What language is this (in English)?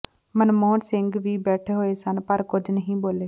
Punjabi